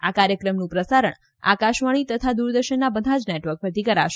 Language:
Gujarati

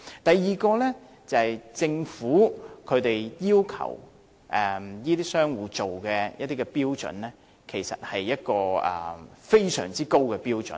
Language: Cantonese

